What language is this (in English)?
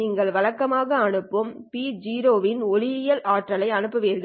Tamil